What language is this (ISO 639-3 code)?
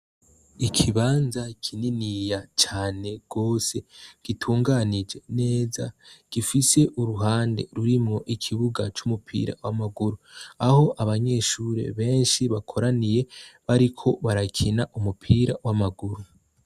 run